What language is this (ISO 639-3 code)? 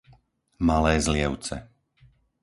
slk